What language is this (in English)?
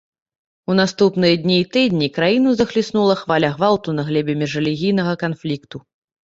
Belarusian